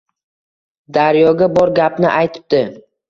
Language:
Uzbek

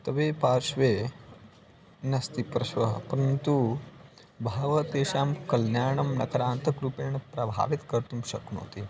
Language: Sanskrit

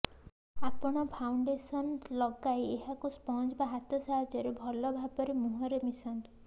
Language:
Odia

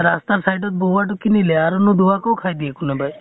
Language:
Assamese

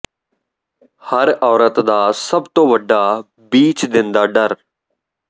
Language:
Punjabi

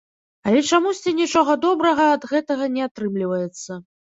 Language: Belarusian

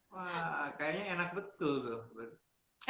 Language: Indonesian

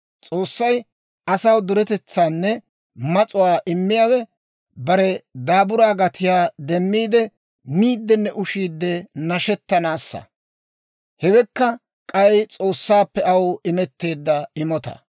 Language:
Dawro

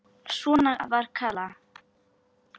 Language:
Icelandic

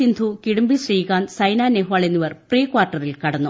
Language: Malayalam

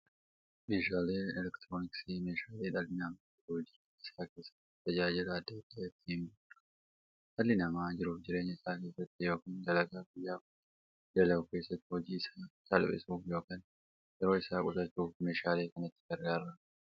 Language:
Oromo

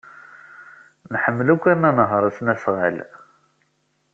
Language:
Kabyle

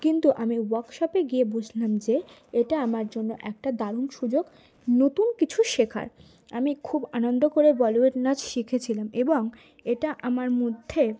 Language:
Bangla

